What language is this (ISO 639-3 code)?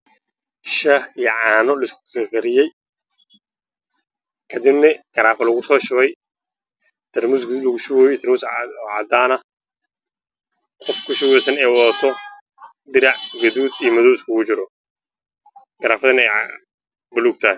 som